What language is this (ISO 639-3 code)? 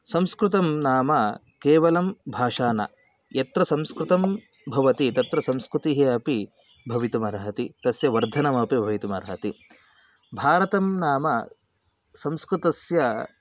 san